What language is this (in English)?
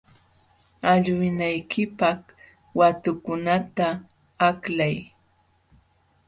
Jauja Wanca Quechua